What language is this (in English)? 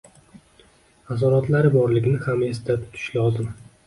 Uzbek